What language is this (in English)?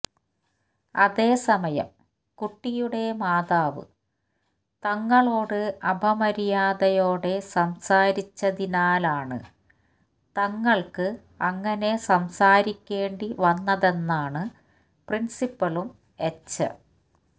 Malayalam